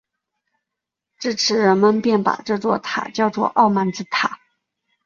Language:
Chinese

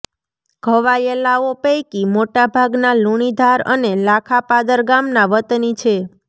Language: Gujarati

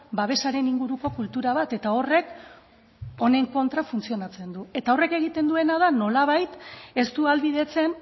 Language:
Basque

